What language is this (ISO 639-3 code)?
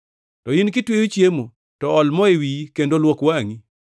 luo